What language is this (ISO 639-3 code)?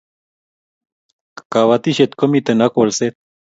kln